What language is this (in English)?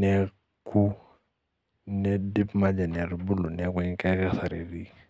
Masai